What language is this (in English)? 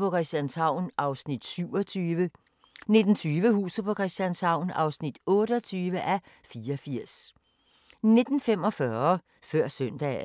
Danish